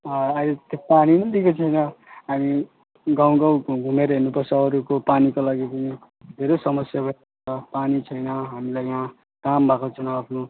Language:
Nepali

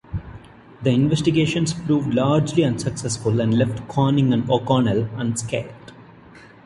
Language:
English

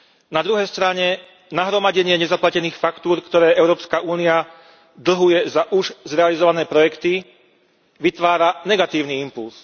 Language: Slovak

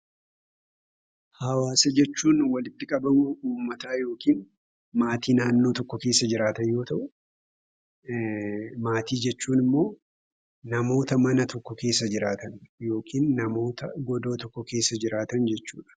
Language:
Oromo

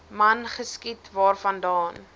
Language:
Afrikaans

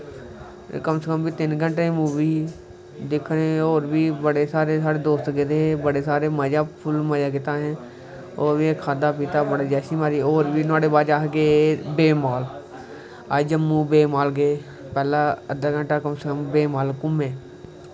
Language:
Dogri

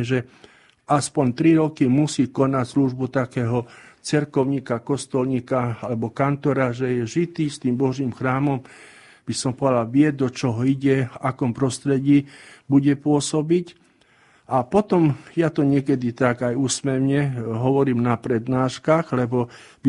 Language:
Slovak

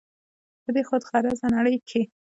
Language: Pashto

